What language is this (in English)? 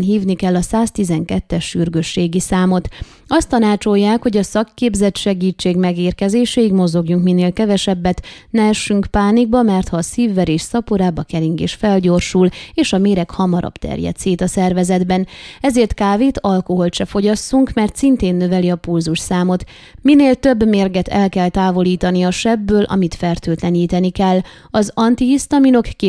Hungarian